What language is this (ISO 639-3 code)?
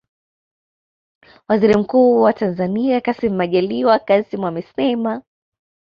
swa